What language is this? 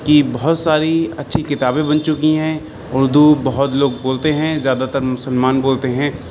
Urdu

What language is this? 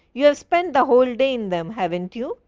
English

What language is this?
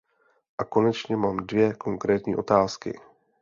Czech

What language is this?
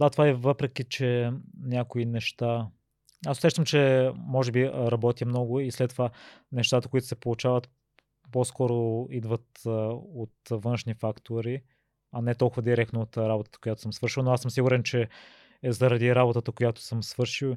Bulgarian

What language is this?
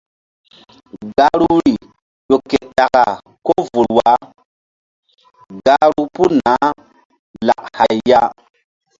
Mbum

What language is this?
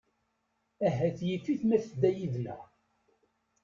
Kabyle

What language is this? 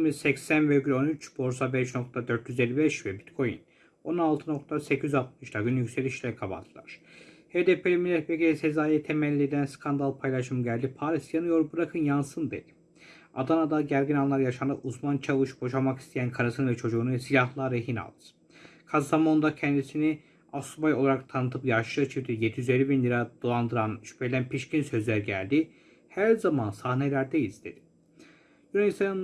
Turkish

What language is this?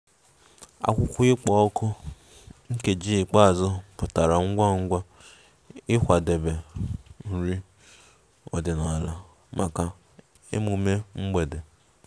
Igbo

